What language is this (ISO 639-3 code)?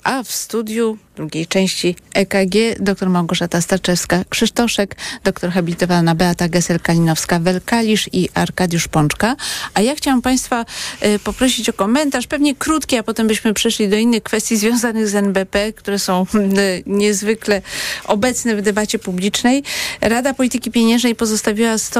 pol